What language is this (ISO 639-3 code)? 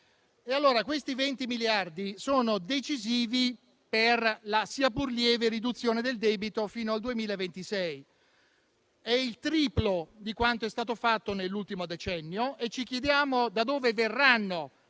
ita